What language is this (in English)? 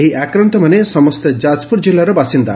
Odia